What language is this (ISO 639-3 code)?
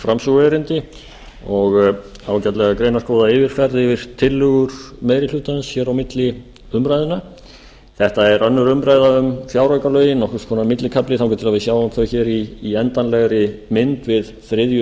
isl